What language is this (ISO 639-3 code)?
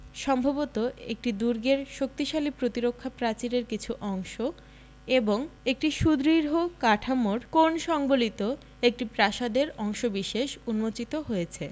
ben